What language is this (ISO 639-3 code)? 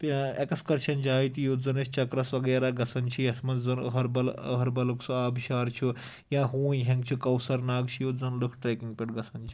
kas